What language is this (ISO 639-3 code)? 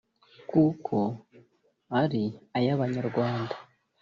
kin